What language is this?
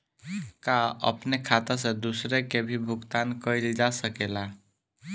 Bhojpuri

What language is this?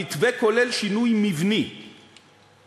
Hebrew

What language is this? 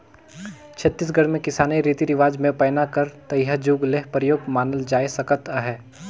Chhattisgarhi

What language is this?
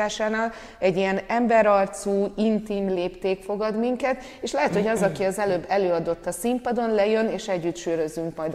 Hungarian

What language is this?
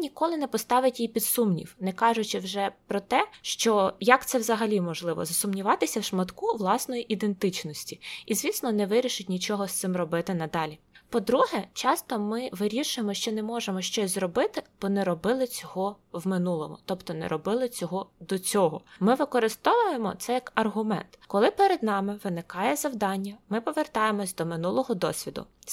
Ukrainian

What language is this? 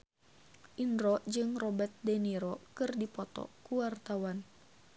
Sundanese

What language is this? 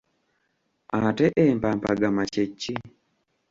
Ganda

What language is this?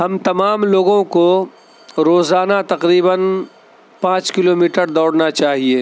Urdu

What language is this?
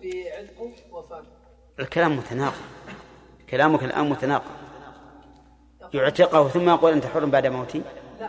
Arabic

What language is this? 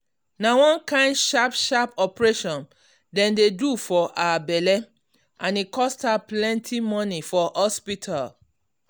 Nigerian Pidgin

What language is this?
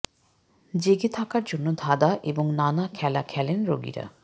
Bangla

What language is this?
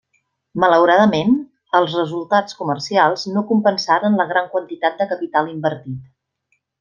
Catalan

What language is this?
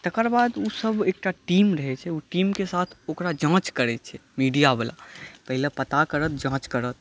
Maithili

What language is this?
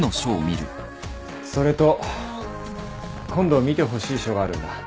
Japanese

